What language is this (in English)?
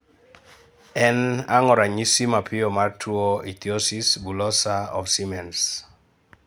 Luo (Kenya and Tanzania)